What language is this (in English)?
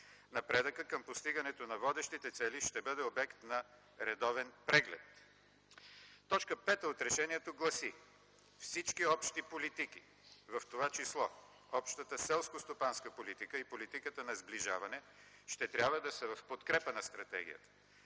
Bulgarian